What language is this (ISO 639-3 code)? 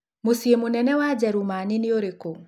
kik